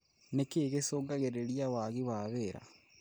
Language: Kikuyu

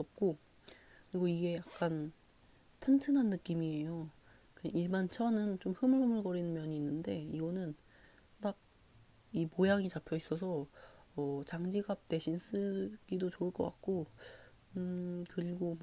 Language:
Korean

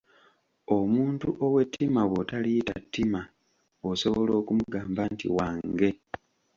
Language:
Ganda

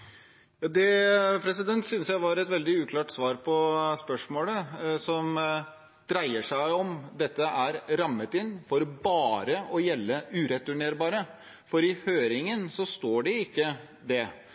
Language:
Norwegian Bokmål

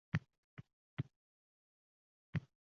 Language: Uzbek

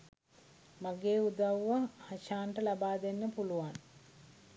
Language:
Sinhala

